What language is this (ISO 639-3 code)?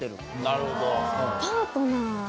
jpn